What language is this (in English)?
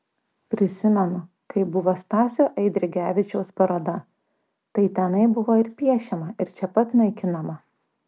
Lithuanian